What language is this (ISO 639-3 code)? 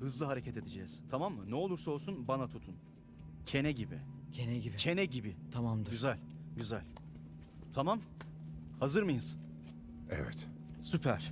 tur